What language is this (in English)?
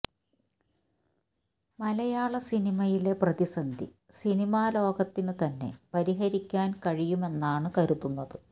Malayalam